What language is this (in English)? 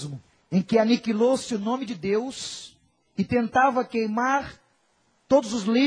Portuguese